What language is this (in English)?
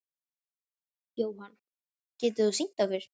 Icelandic